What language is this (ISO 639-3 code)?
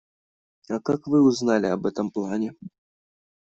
rus